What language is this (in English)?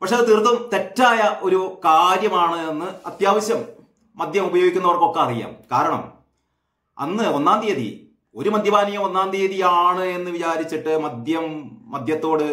Malayalam